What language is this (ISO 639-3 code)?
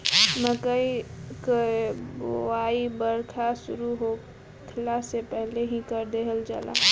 bho